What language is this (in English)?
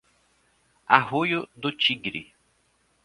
Portuguese